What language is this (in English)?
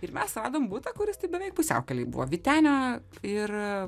Lithuanian